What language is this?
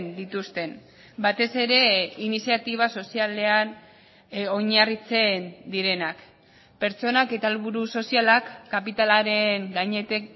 Basque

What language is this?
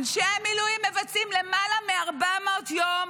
Hebrew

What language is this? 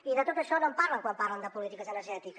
Catalan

